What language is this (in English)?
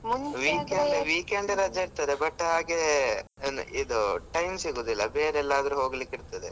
Kannada